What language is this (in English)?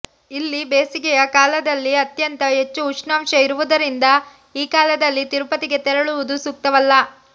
Kannada